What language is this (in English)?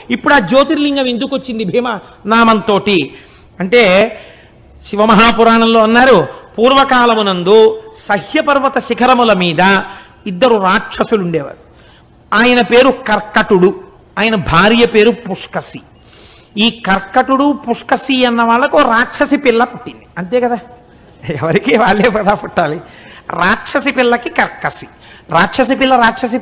Telugu